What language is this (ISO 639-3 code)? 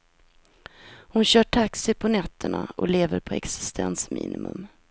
swe